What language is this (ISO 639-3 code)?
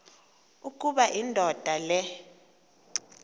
xho